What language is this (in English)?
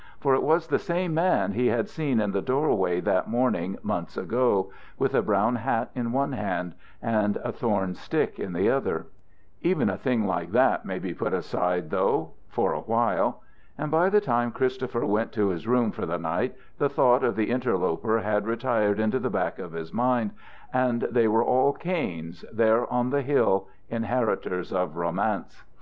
English